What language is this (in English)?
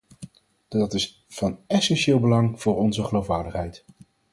Dutch